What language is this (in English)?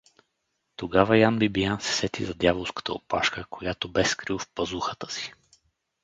Bulgarian